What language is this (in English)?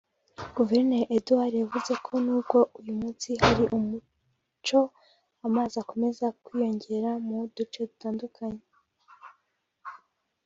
Kinyarwanda